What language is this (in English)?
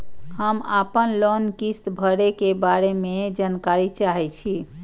Maithili